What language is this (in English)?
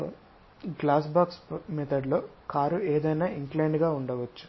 Telugu